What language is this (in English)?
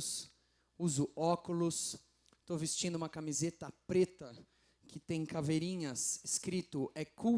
Portuguese